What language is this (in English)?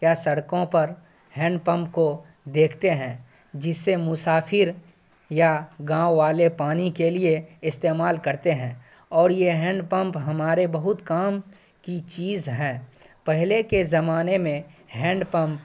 Urdu